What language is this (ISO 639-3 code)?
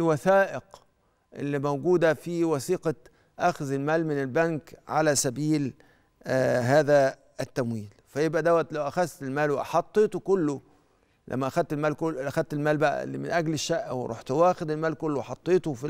ara